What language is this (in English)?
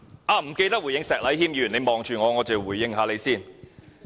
Cantonese